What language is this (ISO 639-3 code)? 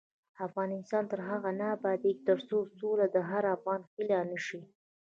pus